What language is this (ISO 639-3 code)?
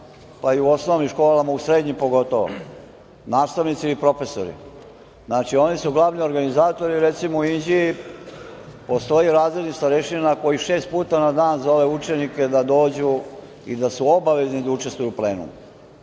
srp